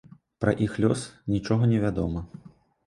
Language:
Belarusian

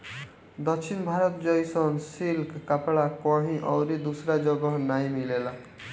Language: Bhojpuri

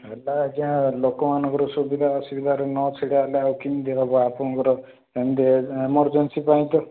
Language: Odia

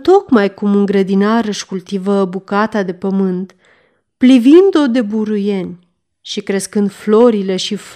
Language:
Romanian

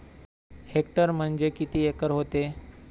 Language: Marathi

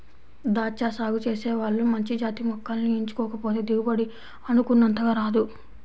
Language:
Telugu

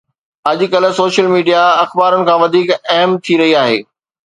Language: Sindhi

